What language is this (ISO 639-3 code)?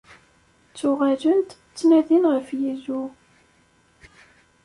kab